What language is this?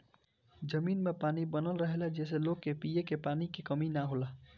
Bhojpuri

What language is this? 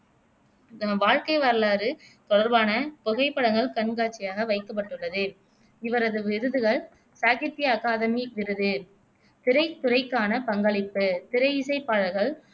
Tamil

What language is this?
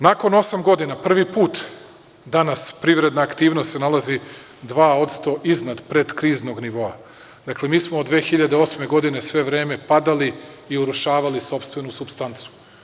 Serbian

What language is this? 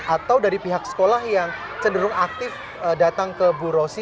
Indonesian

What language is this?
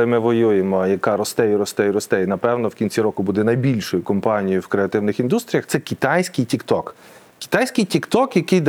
Ukrainian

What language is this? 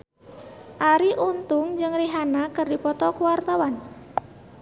Sundanese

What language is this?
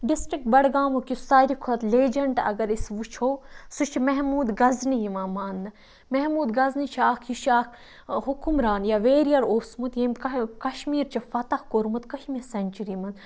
Kashmiri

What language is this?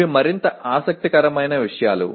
Telugu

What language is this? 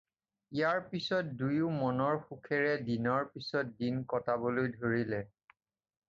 Assamese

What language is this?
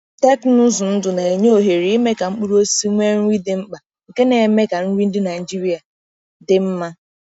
Igbo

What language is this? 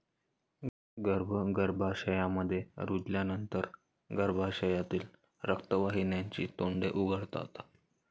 Marathi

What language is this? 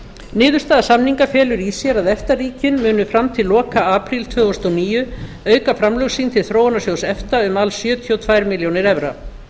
Icelandic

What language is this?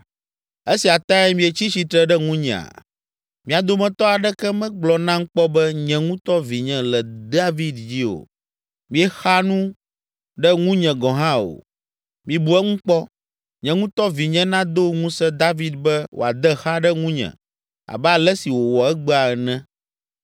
Ewe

